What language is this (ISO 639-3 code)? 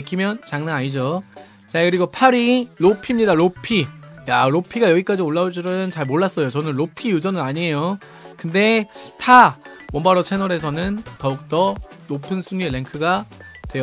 kor